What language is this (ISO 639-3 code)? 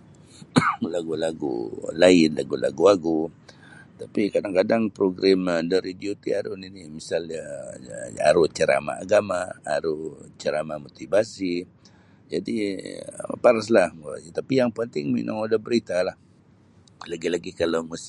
bsy